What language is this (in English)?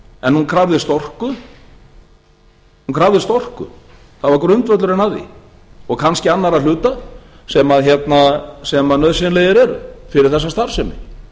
Icelandic